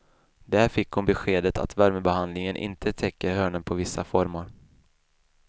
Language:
Swedish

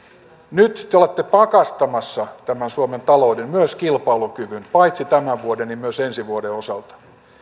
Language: Finnish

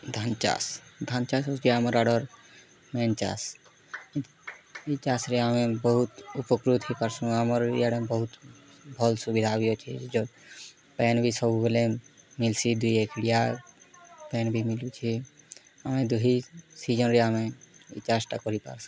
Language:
Odia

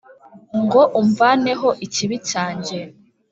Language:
Kinyarwanda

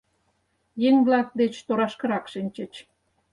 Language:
Mari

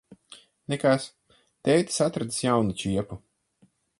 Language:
Latvian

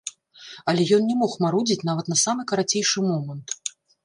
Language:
Belarusian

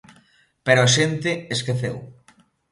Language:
Galician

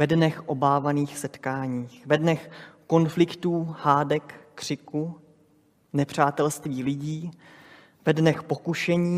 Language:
Czech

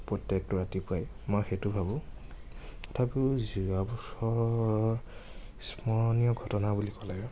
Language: Assamese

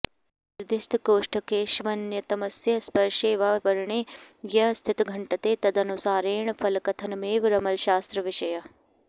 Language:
Sanskrit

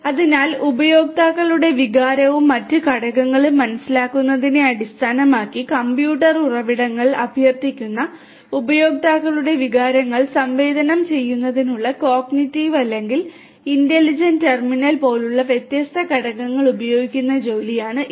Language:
Malayalam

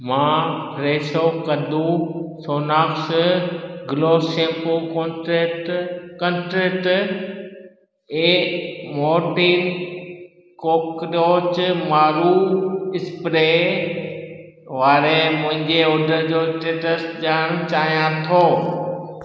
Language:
Sindhi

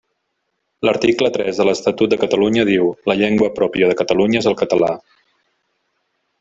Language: Catalan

